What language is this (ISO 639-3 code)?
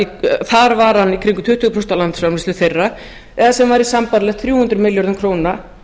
isl